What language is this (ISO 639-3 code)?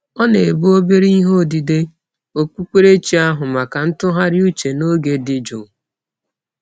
ibo